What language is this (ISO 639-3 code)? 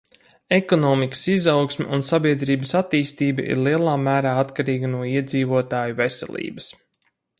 lav